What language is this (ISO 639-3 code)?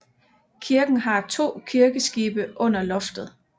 dan